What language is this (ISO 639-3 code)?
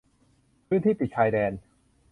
tha